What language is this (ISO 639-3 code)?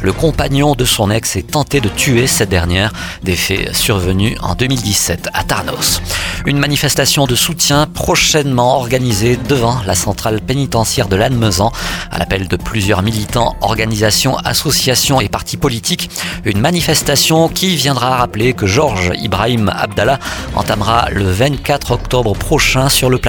fra